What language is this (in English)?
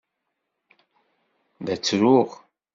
Kabyle